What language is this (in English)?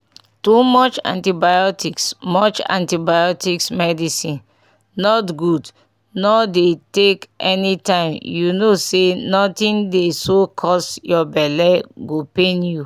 Nigerian Pidgin